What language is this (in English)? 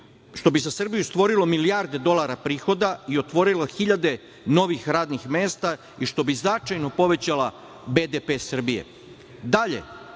Serbian